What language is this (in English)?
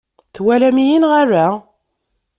Kabyle